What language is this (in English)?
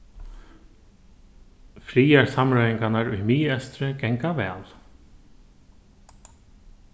Faroese